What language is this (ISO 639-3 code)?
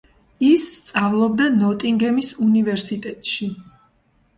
kat